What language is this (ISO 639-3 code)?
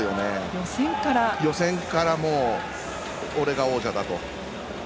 jpn